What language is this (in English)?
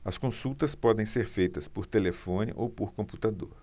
Portuguese